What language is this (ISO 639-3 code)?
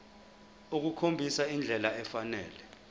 zul